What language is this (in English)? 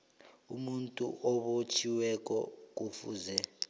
South Ndebele